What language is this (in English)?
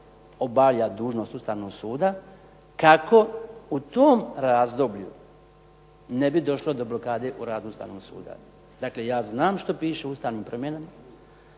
Croatian